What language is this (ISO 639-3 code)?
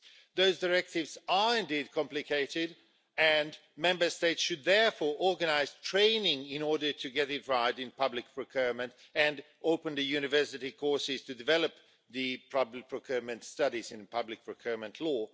eng